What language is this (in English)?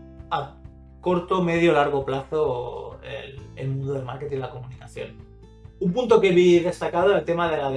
Spanish